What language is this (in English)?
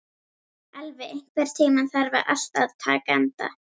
Icelandic